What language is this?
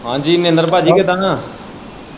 Punjabi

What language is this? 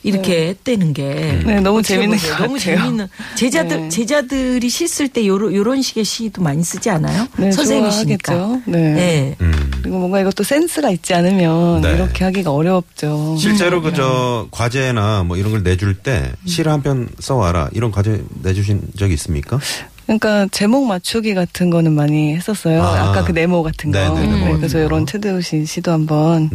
Korean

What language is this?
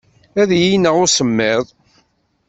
Kabyle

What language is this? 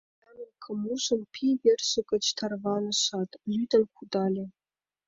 Mari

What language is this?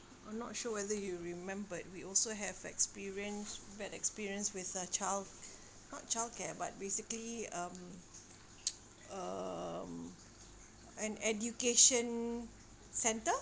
English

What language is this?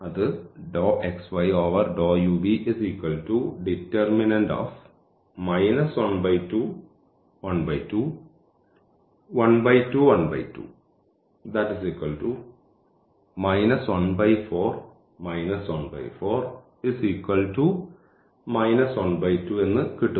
Malayalam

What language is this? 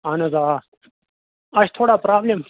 Kashmiri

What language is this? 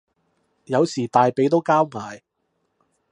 Cantonese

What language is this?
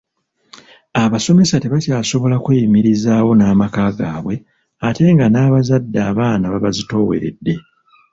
Ganda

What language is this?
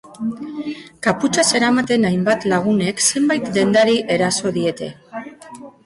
Basque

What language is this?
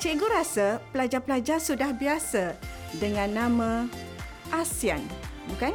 Malay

